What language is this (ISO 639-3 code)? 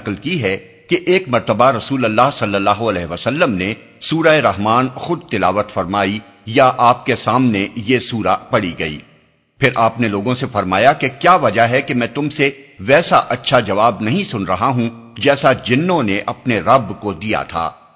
urd